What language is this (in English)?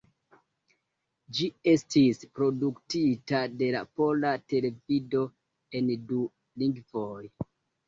Esperanto